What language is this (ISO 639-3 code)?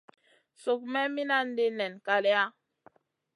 mcn